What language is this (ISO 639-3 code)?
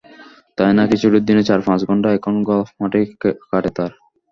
ben